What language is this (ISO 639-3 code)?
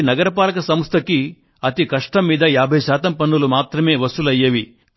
tel